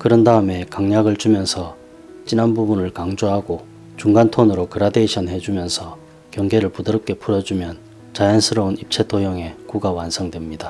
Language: Korean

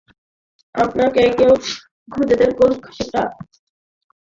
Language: Bangla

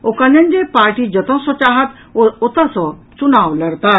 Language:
Maithili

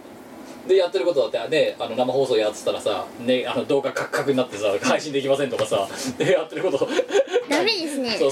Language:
Japanese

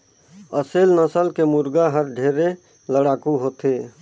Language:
Chhattisgarhi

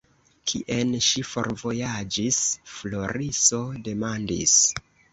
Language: Esperanto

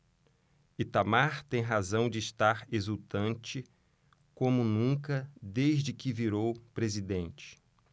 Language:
Portuguese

